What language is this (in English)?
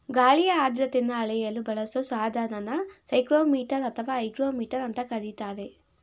Kannada